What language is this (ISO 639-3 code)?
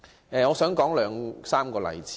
yue